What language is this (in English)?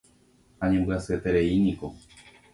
Guarani